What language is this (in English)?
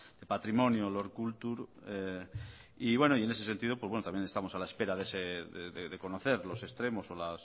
Spanish